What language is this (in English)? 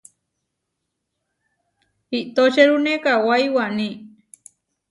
Huarijio